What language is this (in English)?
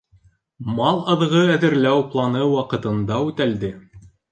Bashkir